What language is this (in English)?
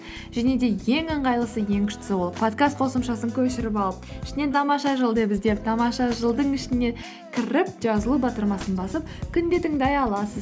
Kazakh